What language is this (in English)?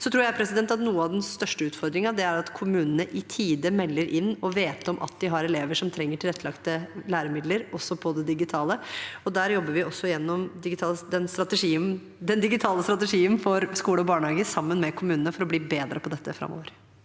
Norwegian